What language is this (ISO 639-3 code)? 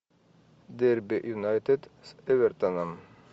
rus